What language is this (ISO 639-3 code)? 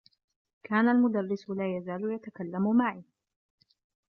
ara